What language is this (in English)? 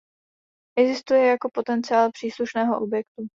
Czech